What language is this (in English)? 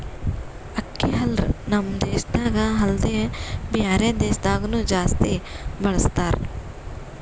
Kannada